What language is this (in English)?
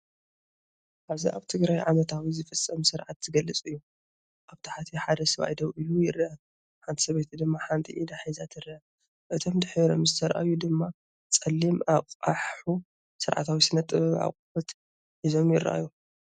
Tigrinya